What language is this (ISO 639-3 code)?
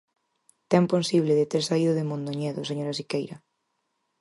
glg